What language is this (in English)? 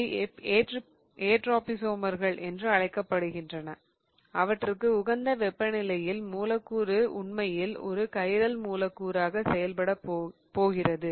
Tamil